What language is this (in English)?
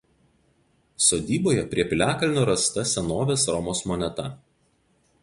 Lithuanian